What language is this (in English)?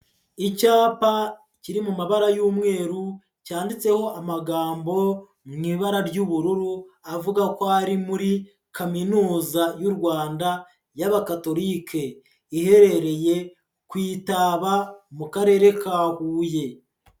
Kinyarwanda